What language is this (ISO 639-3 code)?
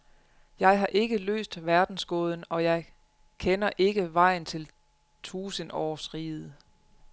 dan